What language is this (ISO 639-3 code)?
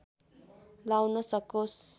nep